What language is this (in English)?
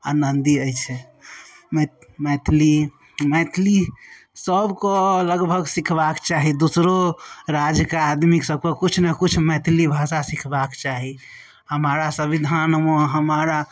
Maithili